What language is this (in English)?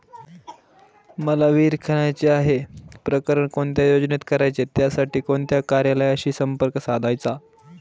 Marathi